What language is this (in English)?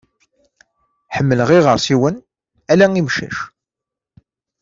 Kabyle